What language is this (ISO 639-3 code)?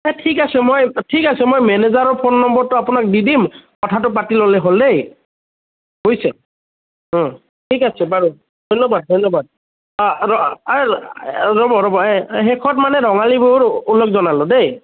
asm